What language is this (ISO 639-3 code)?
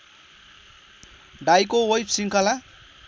nep